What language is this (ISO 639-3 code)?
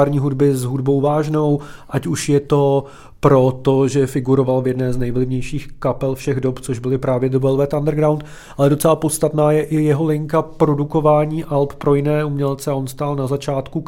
ces